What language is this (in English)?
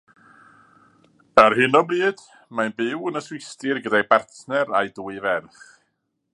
Welsh